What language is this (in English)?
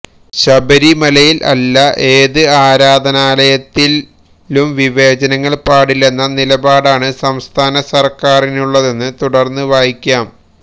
Malayalam